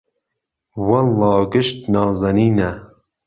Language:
Central Kurdish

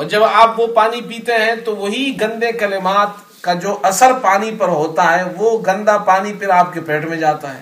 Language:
Urdu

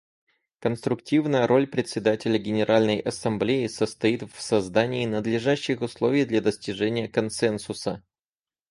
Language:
Russian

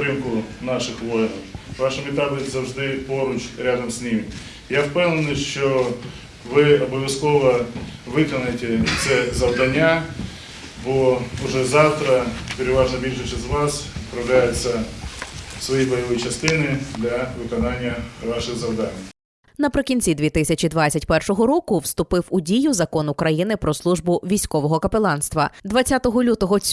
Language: Ukrainian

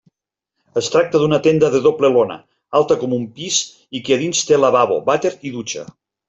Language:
Catalan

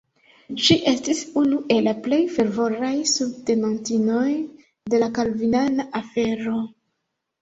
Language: Esperanto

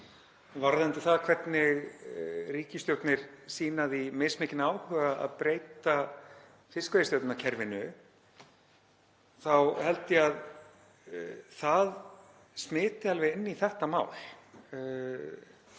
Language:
Icelandic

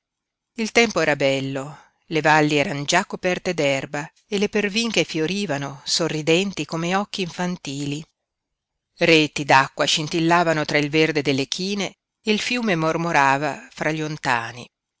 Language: Italian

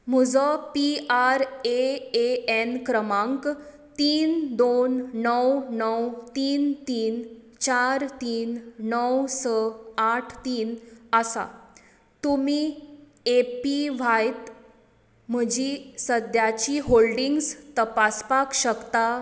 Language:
Konkani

